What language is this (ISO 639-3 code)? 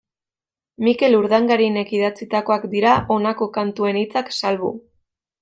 eus